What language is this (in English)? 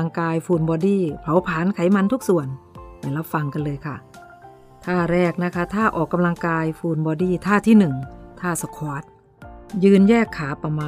Thai